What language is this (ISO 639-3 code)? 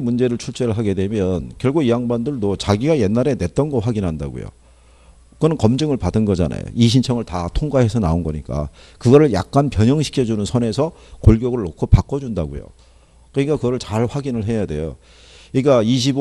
kor